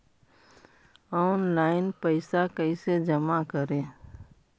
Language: Magahi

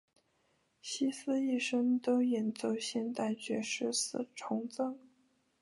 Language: Chinese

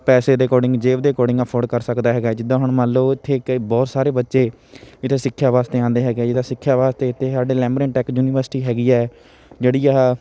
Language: Punjabi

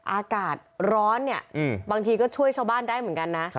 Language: Thai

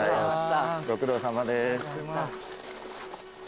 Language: Japanese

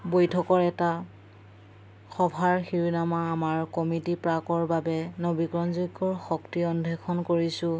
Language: Assamese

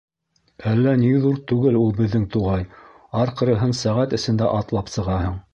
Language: Bashkir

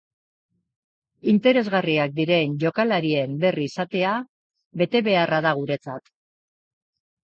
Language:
Basque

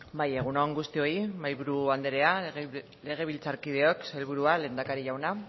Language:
Basque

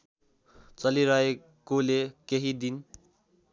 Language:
Nepali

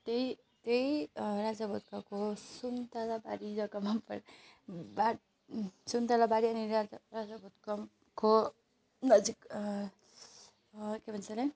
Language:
Nepali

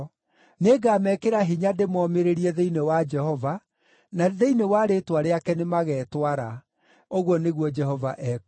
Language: Kikuyu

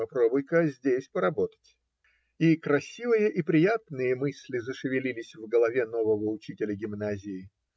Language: Russian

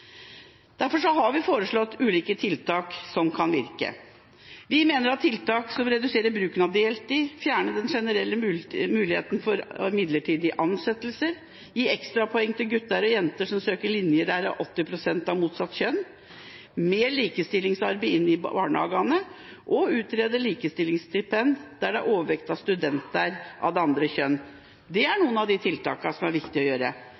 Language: Norwegian Bokmål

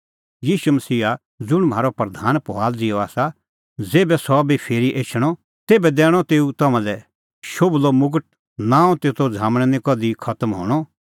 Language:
Kullu Pahari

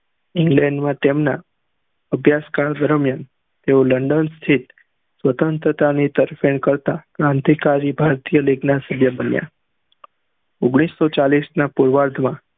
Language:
Gujarati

